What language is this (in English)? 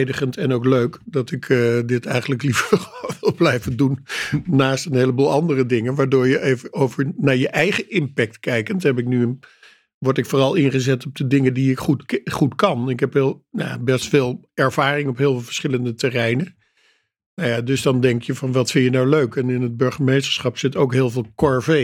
Dutch